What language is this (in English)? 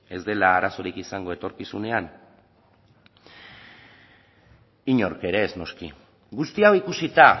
Basque